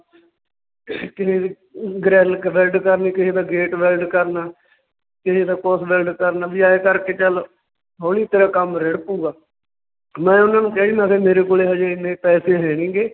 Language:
Punjabi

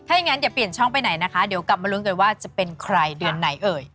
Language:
Thai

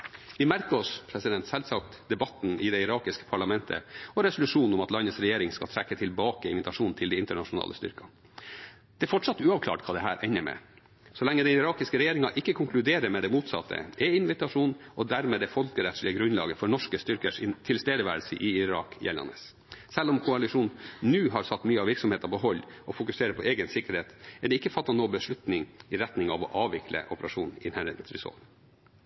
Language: Norwegian Bokmål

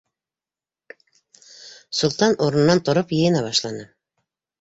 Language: Bashkir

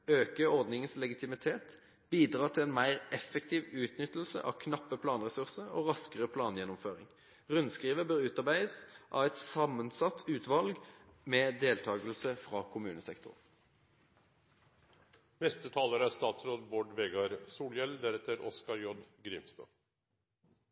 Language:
Norwegian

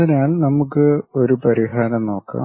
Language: Malayalam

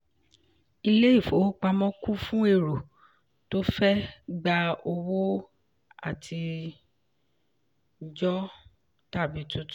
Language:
Yoruba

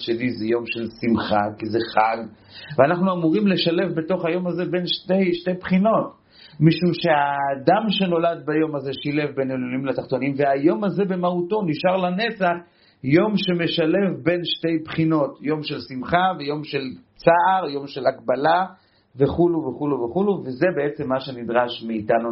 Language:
Hebrew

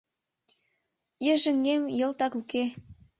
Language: Mari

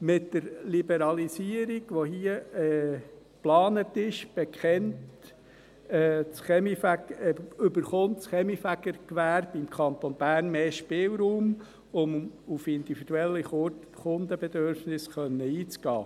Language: Swiss German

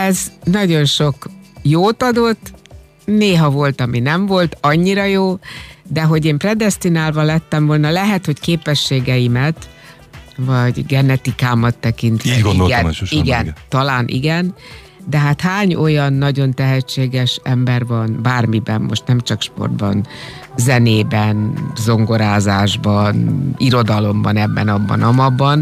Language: Hungarian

